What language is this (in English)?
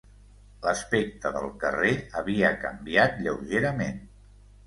Catalan